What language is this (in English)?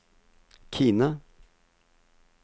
Norwegian